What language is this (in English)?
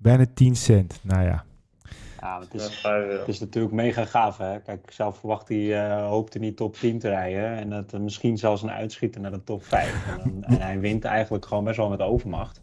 Dutch